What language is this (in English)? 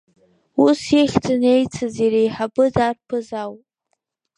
Abkhazian